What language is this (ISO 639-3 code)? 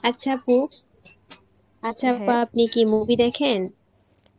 ben